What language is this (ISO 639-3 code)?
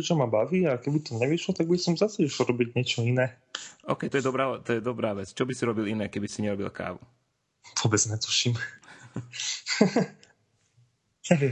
slk